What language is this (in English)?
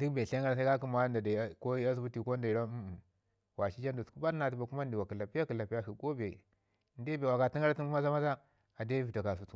Ngizim